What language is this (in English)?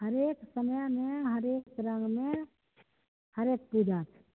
Maithili